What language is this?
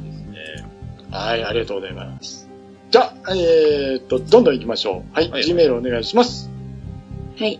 Japanese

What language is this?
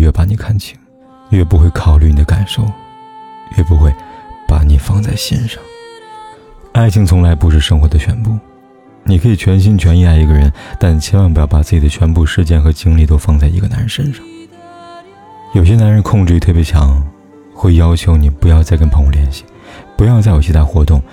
Chinese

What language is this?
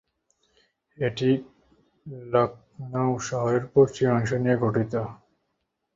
Bangla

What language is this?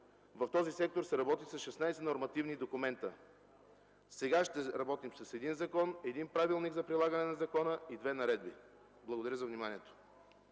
Bulgarian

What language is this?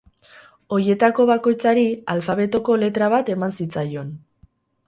Basque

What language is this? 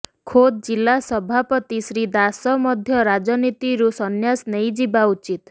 Odia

